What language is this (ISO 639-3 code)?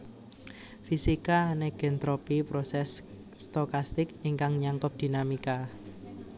jav